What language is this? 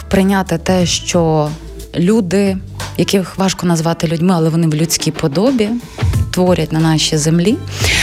Ukrainian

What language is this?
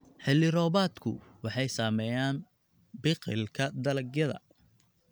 Somali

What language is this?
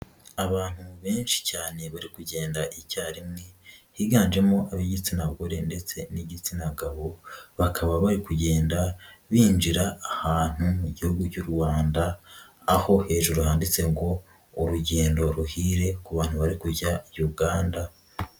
Kinyarwanda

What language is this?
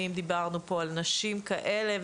Hebrew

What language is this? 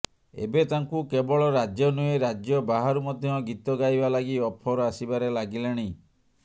Odia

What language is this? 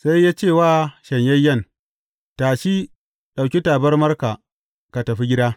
Hausa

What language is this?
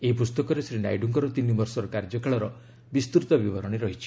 Odia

